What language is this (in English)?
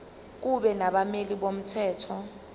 Zulu